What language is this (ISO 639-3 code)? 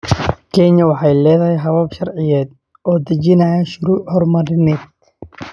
som